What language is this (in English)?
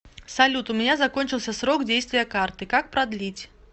Russian